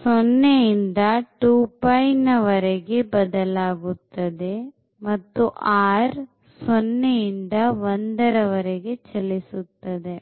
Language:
Kannada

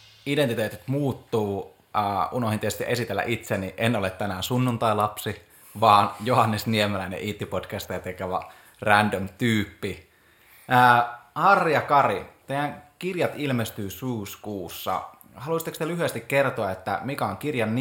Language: Finnish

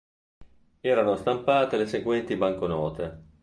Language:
Italian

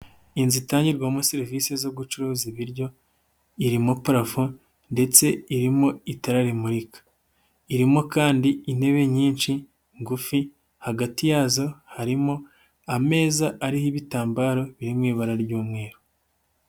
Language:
Kinyarwanda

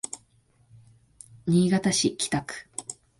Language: Japanese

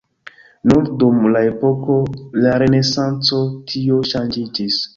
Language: Esperanto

